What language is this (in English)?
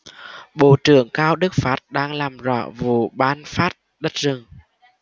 Vietnamese